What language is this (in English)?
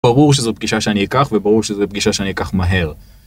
Hebrew